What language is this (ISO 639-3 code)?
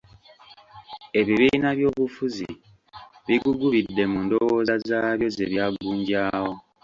lug